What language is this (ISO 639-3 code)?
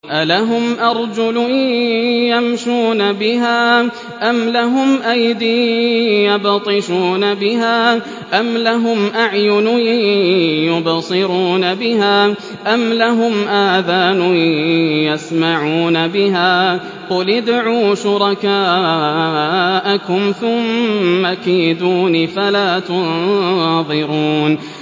ara